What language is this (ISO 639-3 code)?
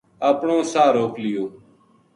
gju